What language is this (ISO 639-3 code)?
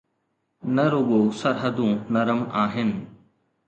snd